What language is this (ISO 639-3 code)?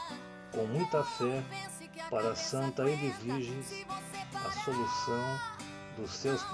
por